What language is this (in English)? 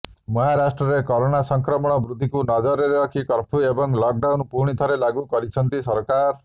Odia